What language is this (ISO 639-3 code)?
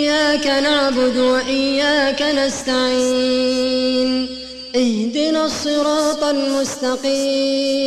ara